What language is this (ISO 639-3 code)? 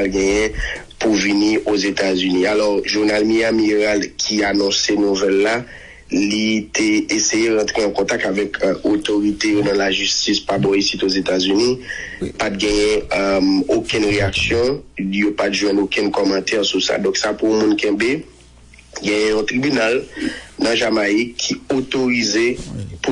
fra